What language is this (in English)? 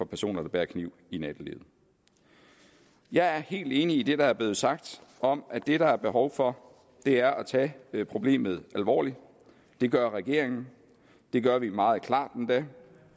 Danish